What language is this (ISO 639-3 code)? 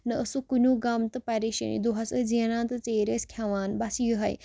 kas